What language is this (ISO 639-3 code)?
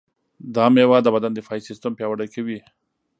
pus